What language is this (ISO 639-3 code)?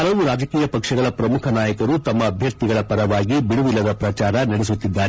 kan